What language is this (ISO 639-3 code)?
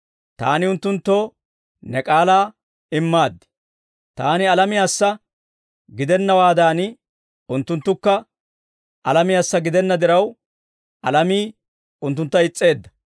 dwr